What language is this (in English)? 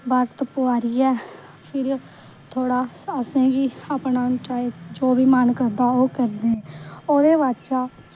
Dogri